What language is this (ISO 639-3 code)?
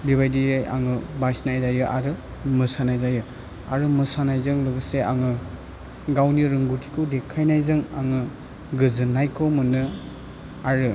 brx